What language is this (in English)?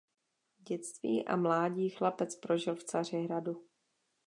Czech